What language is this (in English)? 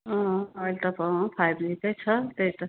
Nepali